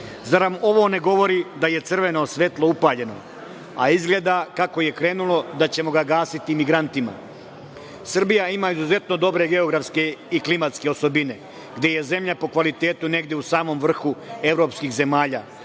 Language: Serbian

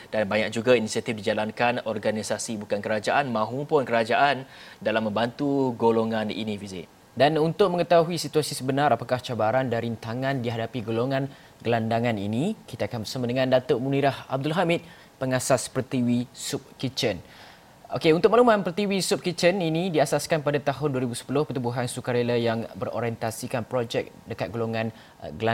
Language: Malay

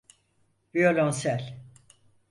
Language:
Turkish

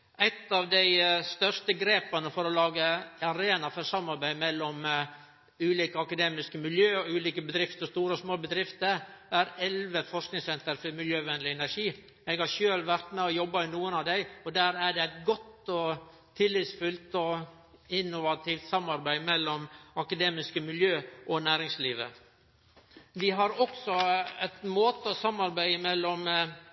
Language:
Norwegian Nynorsk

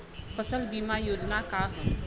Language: Bhojpuri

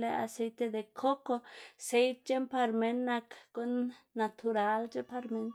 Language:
Xanaguía Zapotec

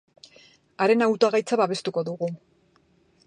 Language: Basque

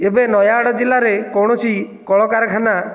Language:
Odia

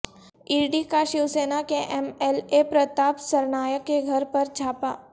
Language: Urdu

